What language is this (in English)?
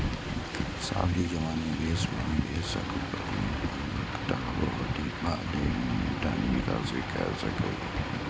Maithili